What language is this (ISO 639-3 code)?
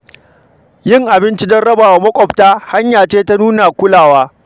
hau